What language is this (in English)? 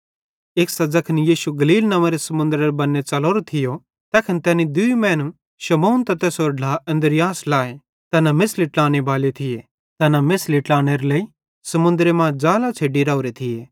Bhadrawahi